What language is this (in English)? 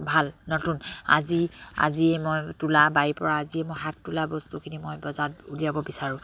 Assamese